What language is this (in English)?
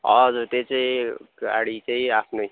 Nepali